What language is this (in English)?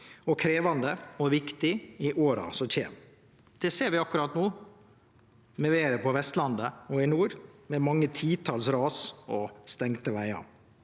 Norwegian